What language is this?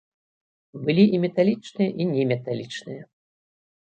Belarusian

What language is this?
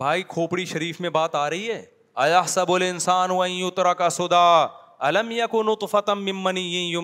Urdu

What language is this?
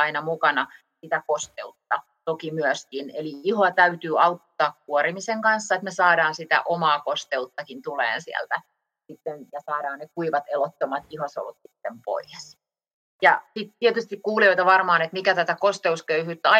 Finnish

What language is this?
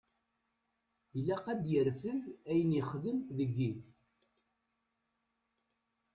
Kabyle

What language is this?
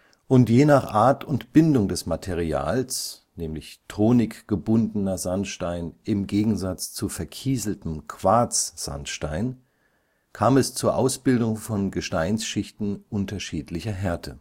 German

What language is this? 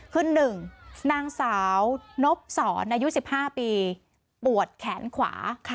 Thai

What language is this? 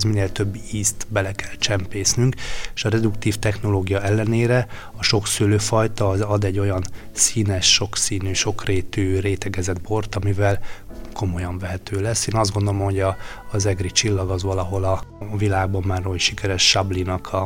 Hungarian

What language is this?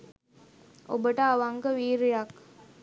Sinhala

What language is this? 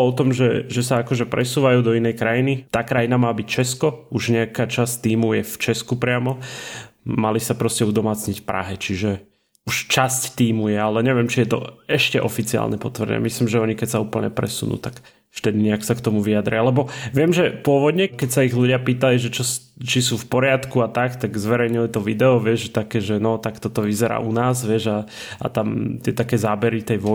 Slovak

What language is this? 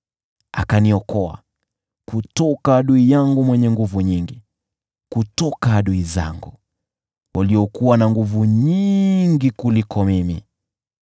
Swahili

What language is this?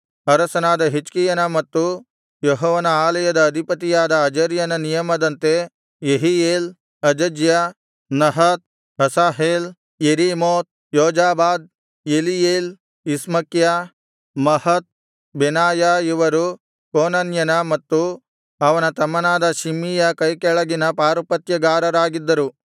Kannada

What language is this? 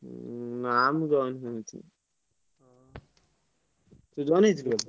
Odia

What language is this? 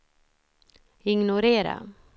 Swedish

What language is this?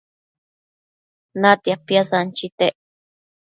Matsés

